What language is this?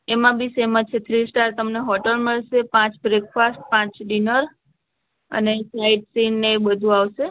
Gujarati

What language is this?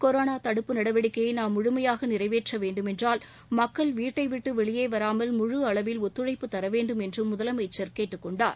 Tamil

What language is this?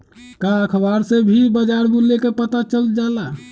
Magahi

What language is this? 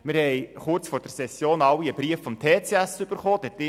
Swiss German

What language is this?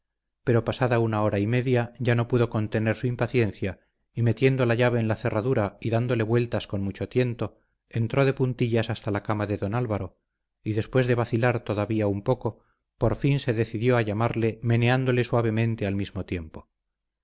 Spanish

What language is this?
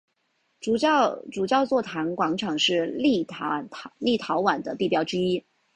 Chinese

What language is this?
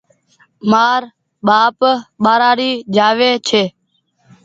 Goaria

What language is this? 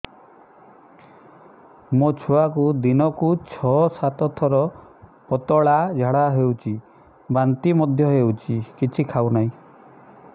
Odia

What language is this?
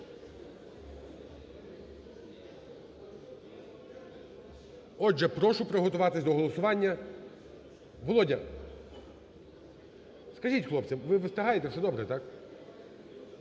Ukrainian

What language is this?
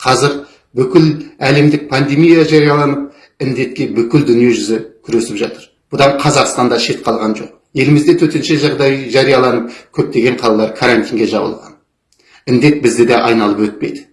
Kazakh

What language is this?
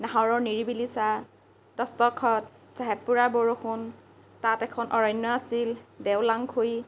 Assamese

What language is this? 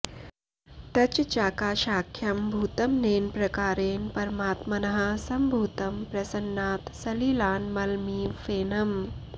Sanskrit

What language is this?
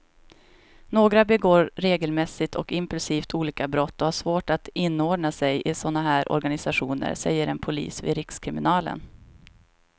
Swedish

